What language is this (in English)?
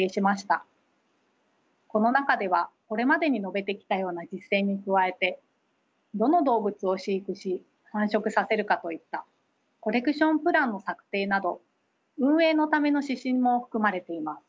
Japanese